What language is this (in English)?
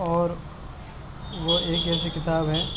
Urdu